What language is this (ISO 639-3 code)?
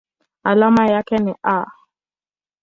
swa